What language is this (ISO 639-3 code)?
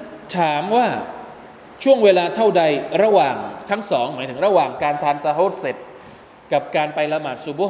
tha